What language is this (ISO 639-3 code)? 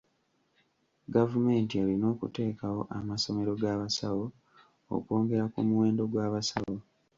lug